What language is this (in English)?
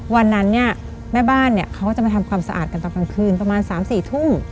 Thai